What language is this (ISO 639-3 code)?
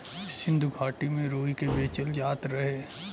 bho